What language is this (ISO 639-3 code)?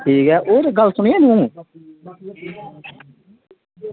doi